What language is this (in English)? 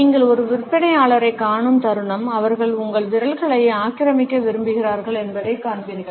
Tamil